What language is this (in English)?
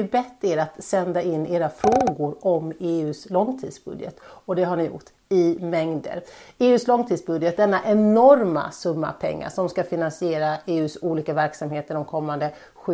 Swedish